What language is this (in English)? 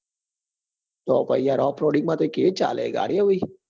Gujarati